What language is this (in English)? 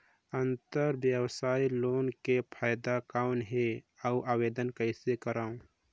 Chhattisgarhi